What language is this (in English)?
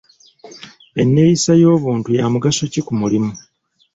Ganda